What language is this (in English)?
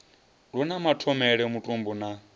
Venda